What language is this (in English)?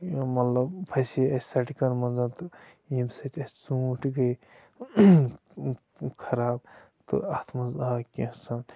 Kashmiri